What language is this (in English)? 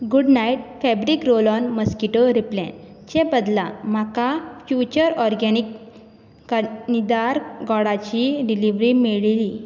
Konkani